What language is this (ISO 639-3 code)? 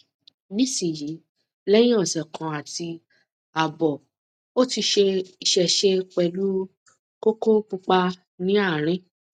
yor